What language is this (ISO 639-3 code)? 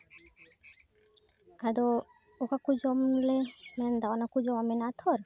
sat